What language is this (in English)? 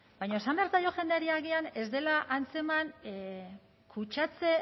Basque